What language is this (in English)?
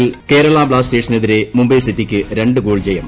Malayalam